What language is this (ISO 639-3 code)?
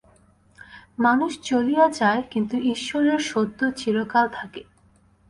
ben